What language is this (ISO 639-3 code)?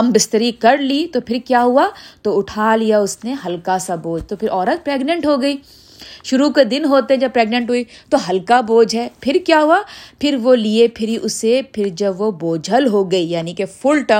urd